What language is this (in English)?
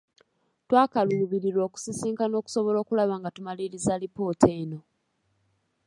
Ganda